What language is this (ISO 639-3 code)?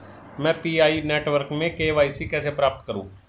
hin